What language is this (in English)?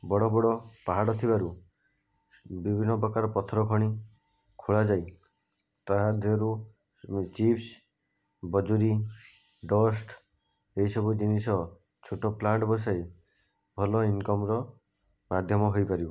Odia